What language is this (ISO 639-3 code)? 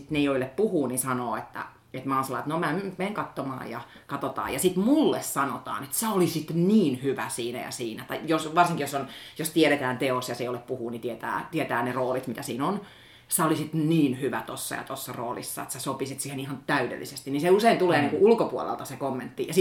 fin